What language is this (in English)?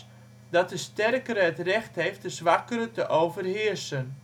Dutch